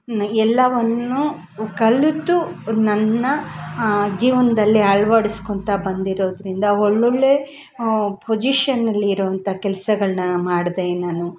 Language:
Kannada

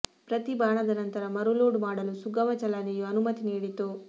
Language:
Kannada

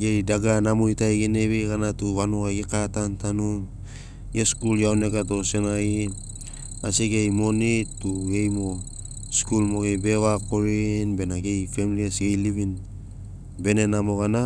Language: Sinaugoro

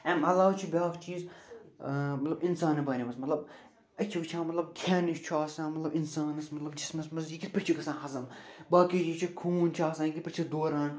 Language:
Kashmiri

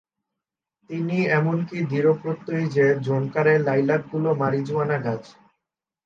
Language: Bangla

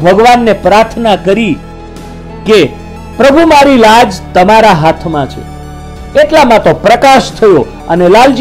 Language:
Hindi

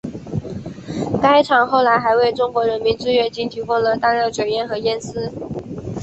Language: Chinese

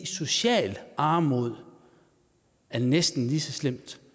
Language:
Danish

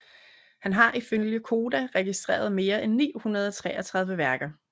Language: Danish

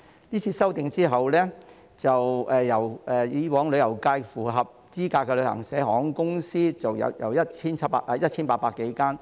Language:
Cantonese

